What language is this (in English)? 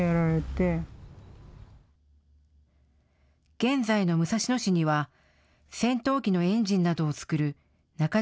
Japanese